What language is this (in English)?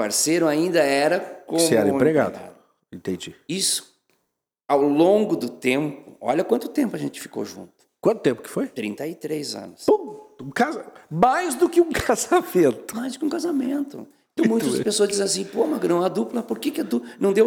Portuguese